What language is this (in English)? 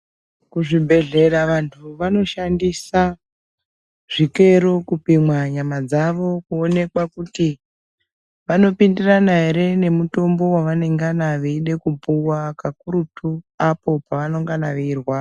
Ndau